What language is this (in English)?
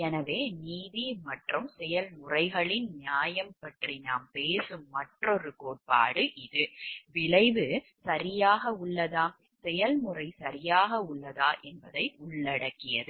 Tamil